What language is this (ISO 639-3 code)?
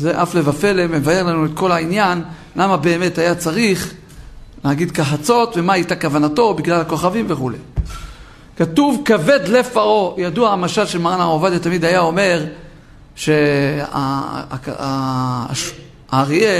heb